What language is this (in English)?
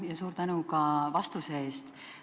Estonian